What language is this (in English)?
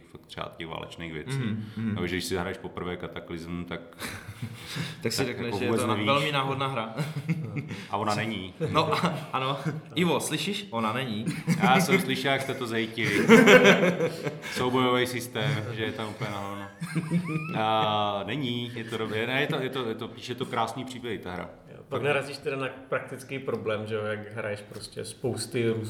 Czech